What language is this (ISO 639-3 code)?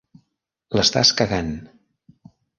cat